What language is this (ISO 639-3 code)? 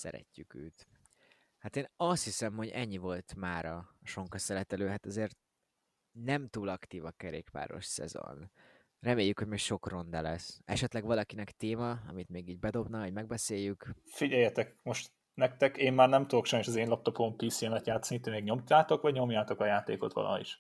hun